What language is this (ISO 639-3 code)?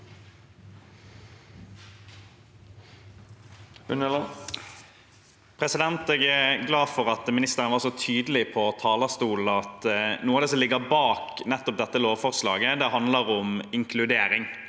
nor